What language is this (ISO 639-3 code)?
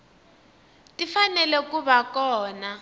tso